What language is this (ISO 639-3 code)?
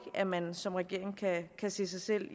dan